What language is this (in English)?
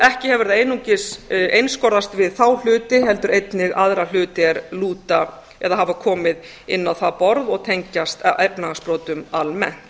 Icelandic